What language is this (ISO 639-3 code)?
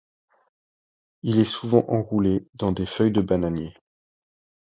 fra